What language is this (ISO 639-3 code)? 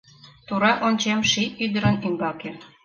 chm